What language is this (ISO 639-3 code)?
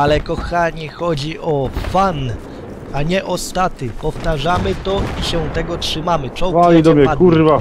pol